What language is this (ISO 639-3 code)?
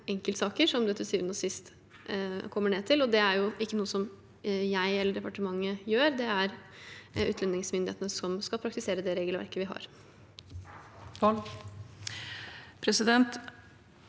nor